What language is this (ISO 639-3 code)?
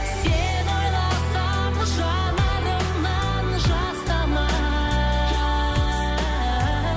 kaz